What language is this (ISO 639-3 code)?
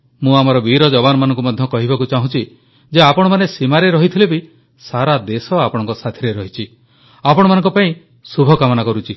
ori